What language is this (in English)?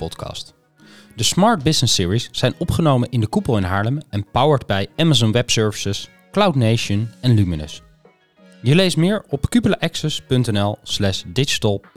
Dutch